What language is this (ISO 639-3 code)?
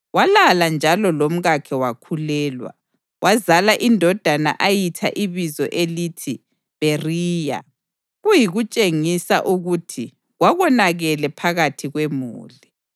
nde